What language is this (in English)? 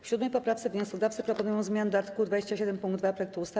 Polish